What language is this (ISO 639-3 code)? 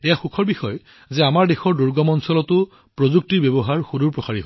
asm